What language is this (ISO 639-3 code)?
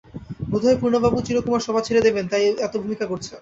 ben